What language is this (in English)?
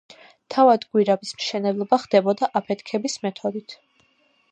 Georgian